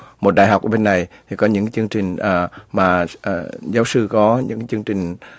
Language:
Vietnamese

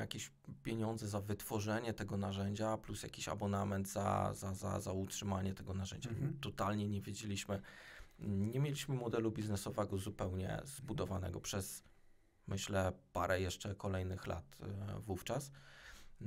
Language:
Polish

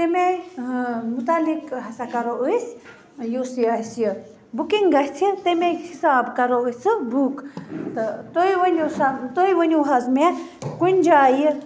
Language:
Kashmiri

